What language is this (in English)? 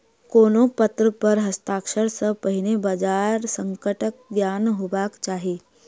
Maithili